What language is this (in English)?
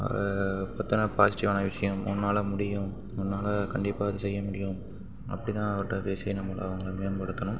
Tamil